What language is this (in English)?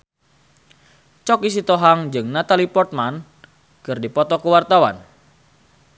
Sundanese